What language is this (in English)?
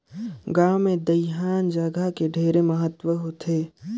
Chhattisgarhi